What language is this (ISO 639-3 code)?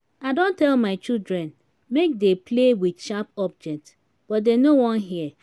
pcm